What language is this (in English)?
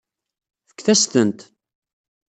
Kabyle